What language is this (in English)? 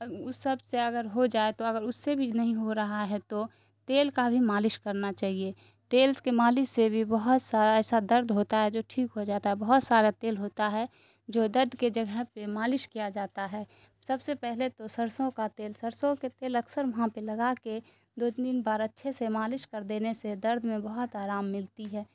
Urdu